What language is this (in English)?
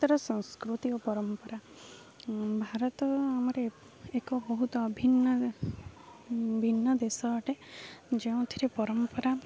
Odia